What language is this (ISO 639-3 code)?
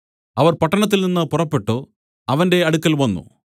mal